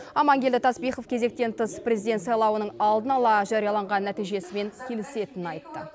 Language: Kazakh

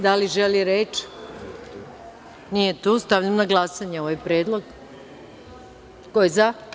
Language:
Serbian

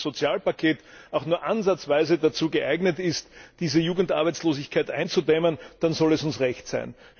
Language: German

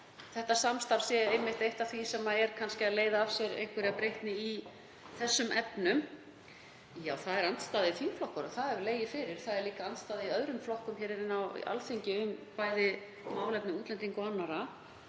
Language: Icelandic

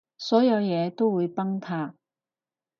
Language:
Cantonese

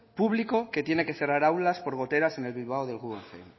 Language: Spanish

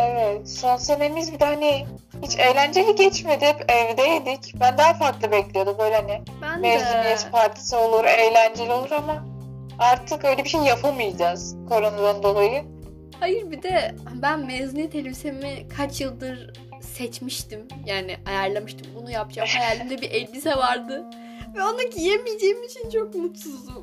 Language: Turkish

